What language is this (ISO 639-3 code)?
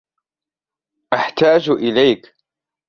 ara